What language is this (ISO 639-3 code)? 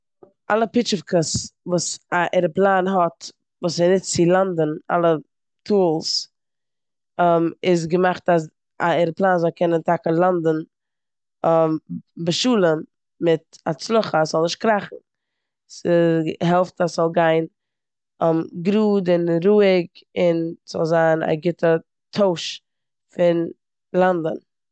yid